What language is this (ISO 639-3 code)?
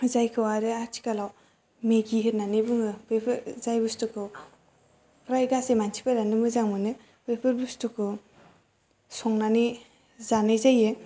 brx